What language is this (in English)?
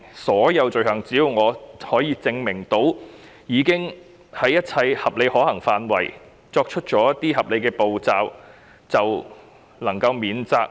Cantonese